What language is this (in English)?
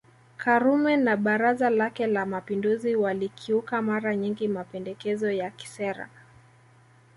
Swahili